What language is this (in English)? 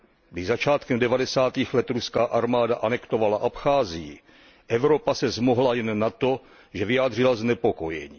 Czech